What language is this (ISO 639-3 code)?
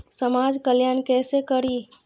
mai